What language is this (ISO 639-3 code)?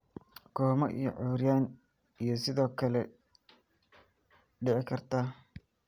som